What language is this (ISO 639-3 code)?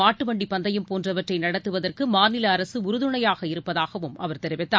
tam